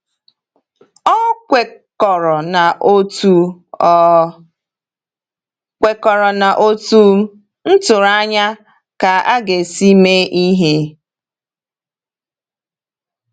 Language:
Igbo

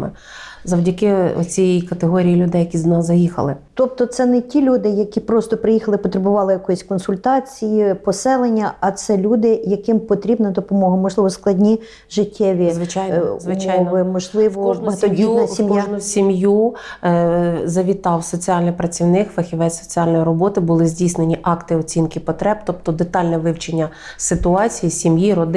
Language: Ukrainian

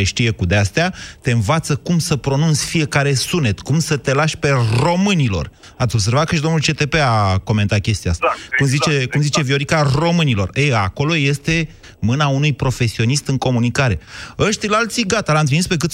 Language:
Romanian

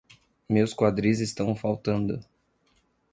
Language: Portuguese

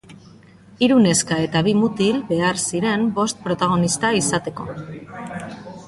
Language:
Basque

